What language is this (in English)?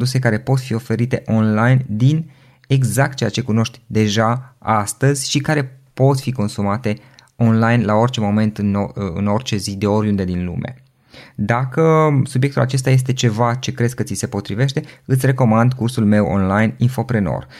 Romanian